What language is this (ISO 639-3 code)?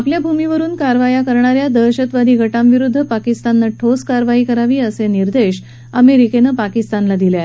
mar